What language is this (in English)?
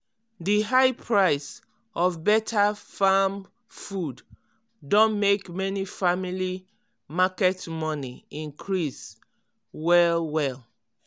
Nigerian Pidgin